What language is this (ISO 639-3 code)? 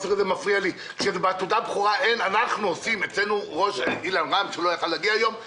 heb